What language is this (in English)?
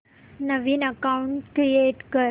Marathi